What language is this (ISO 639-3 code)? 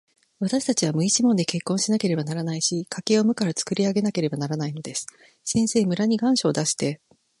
jpn